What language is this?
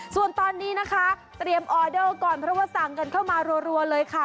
Thai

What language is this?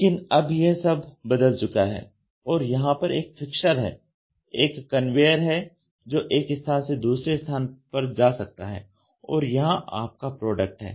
Hindi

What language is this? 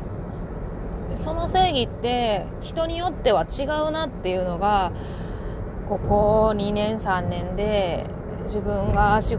Japanese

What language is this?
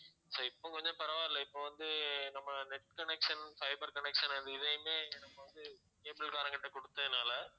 Tamil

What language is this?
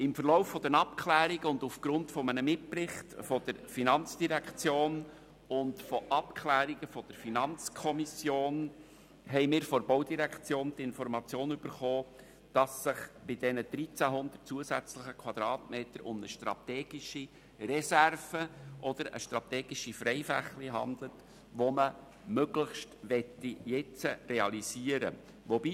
Swiss German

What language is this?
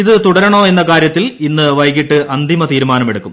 Malayalam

